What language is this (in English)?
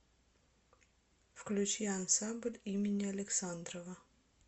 Russian